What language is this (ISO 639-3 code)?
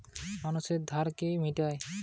ben